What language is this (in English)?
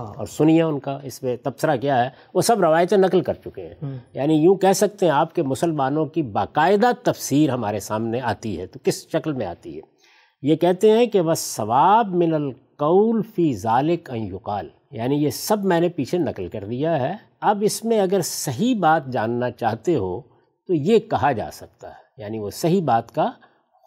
Urdu